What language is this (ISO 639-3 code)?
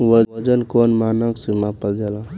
bho